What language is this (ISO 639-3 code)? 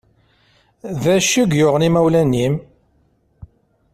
kab